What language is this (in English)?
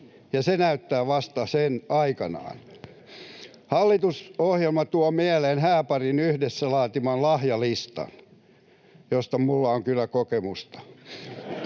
Finnish